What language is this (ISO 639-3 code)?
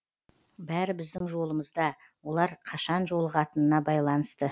kaz